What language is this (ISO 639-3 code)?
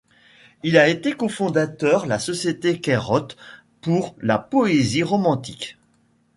fra